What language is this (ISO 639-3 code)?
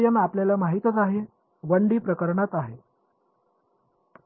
mar